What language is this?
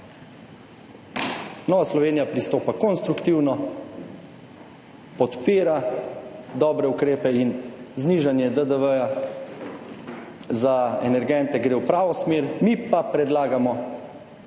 Slovenian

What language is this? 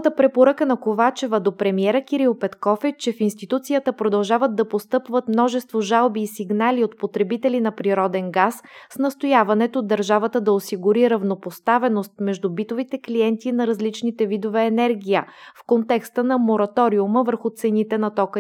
Bulgarian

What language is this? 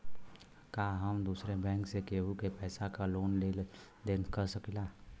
Bhojpuri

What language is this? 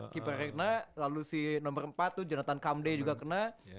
Indonesian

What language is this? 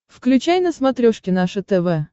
Russian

